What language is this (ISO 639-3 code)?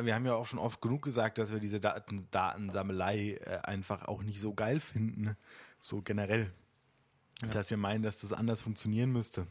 deu